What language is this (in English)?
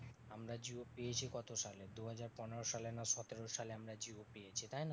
Bangla